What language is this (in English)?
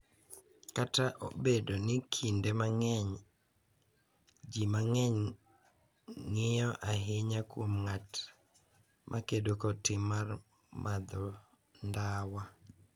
Luo (Kenya and Tanzania)